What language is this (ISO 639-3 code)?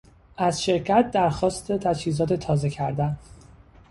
fas